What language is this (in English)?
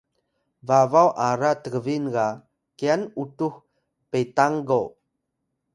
Atayal